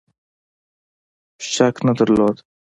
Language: Pashto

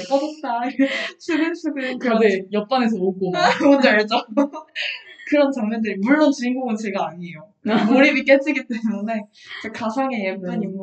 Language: Korean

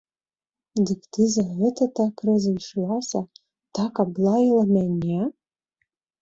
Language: Belarusian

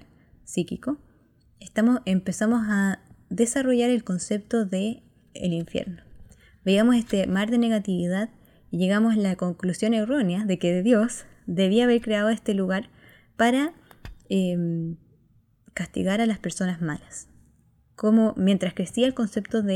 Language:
Spanish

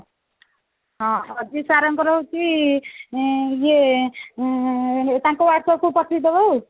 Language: Odia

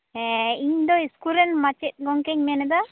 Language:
Santali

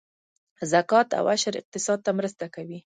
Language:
Pashto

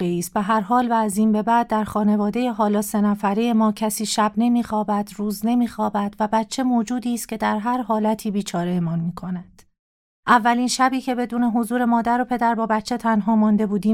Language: Persian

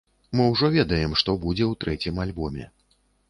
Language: Belarusian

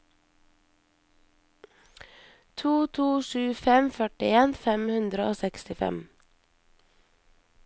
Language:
Norwegian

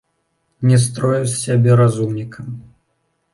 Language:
Belarusian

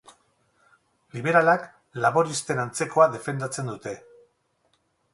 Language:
Basque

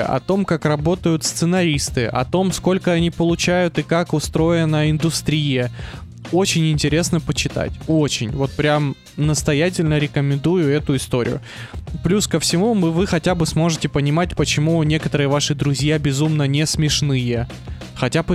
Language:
Russian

